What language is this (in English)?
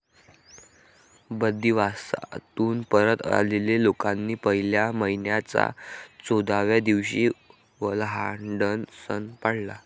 Marathi